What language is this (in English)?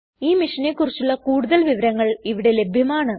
Malayalam